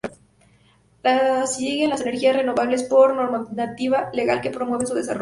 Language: Spanish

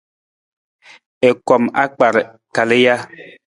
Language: Nawdm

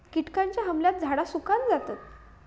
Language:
Marathi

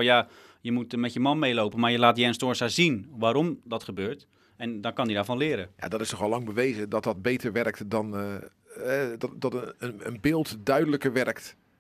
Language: Dutch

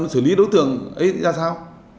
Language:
Vietnamese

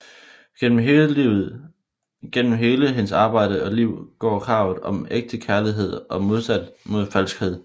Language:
Danish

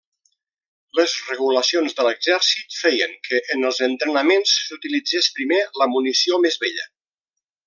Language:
Catalan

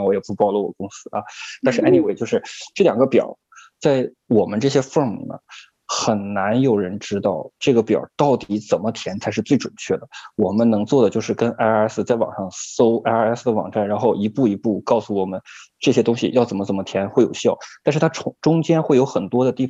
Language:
Chinese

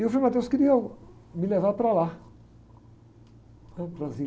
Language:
Portuguese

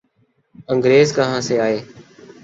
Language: Urdu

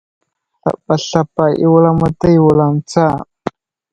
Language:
Wuzlam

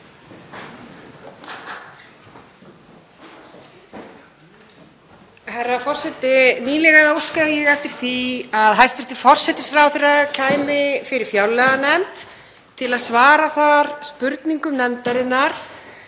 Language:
Icelandic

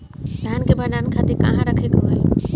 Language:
Bhojpuri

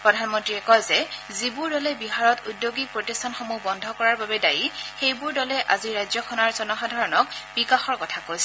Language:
Assamese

